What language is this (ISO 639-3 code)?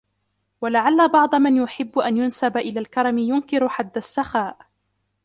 ara